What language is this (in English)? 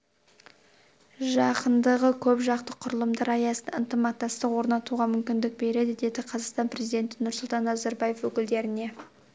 Kazakh